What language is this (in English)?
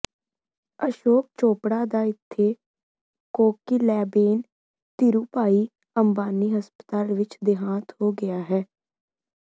Punjabi